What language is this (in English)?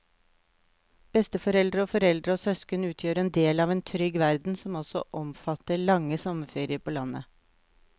Norwegian